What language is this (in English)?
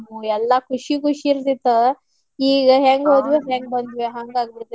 Kannada